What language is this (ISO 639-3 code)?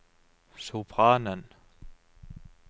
nor